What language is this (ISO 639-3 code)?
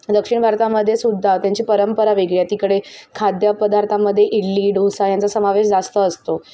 mar